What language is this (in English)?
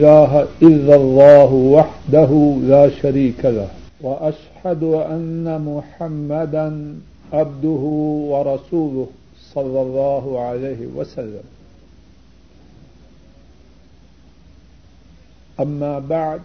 Urdu